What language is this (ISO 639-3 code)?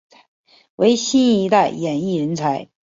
zho